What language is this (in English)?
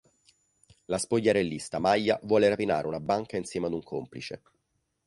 Italian